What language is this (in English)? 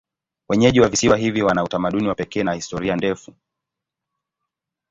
Swahili